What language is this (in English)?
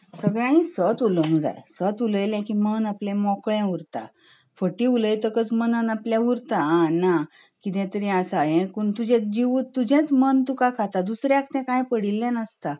Konkani